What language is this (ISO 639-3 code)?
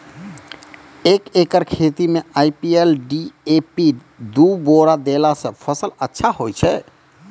mai